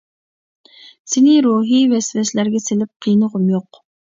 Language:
Uyghur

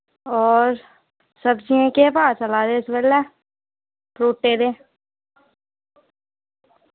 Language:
Dogri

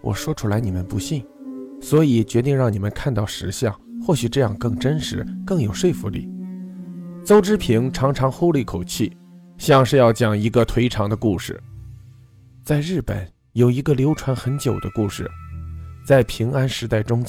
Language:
Chinese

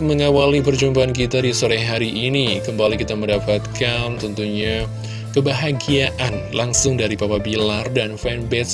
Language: Indonesian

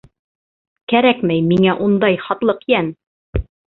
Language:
Bashkir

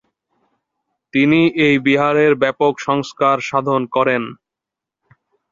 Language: Bangla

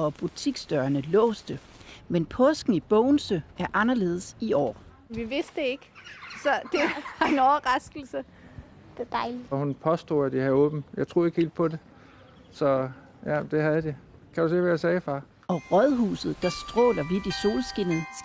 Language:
Danish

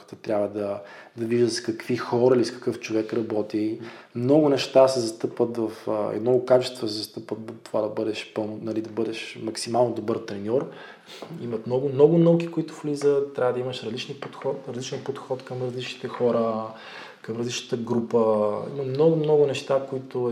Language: Bulgarian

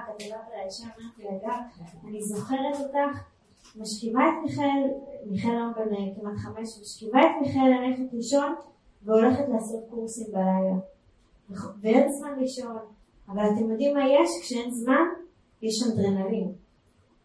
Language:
Hebrew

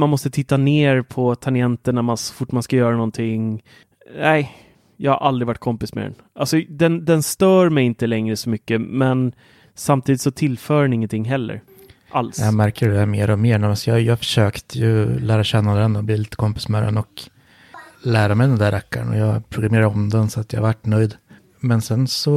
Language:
Swedish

